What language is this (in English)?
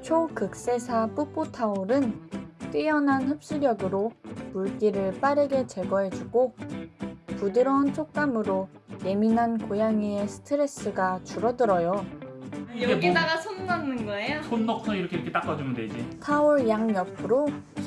Korean